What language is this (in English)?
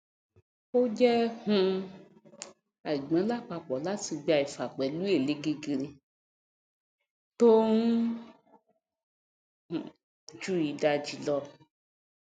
Yoruba